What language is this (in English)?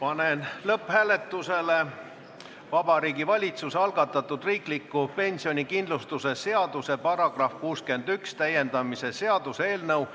Estonian